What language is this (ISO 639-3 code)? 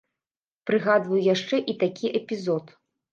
bel